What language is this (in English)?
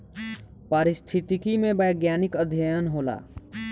Bhojpuri